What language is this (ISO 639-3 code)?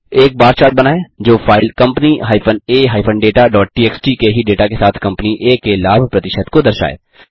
hin